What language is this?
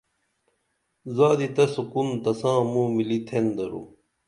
Dameli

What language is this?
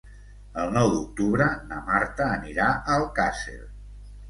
Catalan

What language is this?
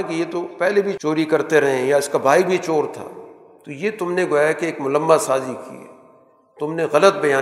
Urdu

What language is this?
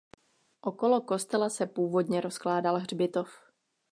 Czech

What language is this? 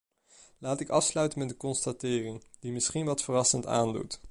Dutch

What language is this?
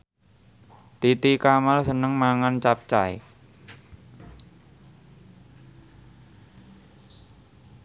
Javanese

